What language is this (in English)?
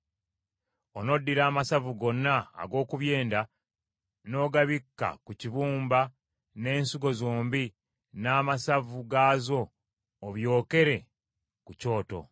Ganda